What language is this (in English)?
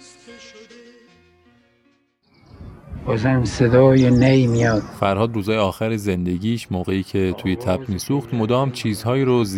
Persian